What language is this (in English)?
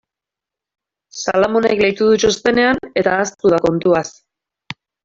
Basque